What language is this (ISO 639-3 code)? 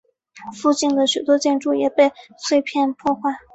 zho